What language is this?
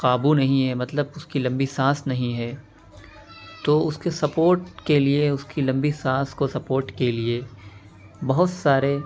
Urdu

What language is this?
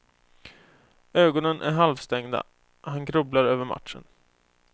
Swedish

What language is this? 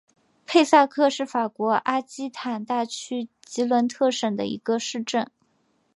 Chinese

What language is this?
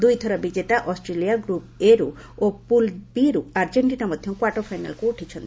Odia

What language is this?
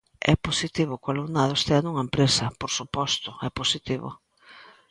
Galician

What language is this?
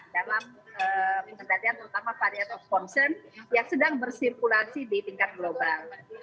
Indonesian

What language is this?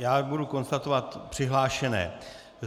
Czech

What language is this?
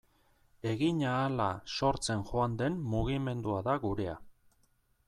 Basque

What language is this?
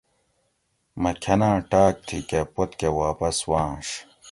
Gawri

